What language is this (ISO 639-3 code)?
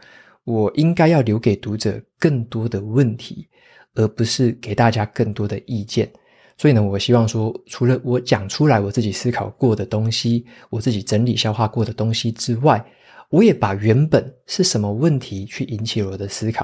zho